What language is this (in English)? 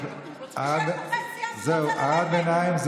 Hebrew